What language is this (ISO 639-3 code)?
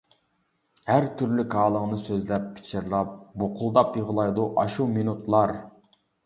uig